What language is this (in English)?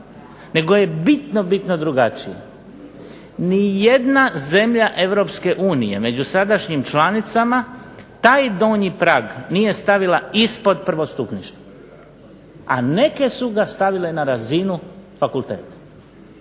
Croatian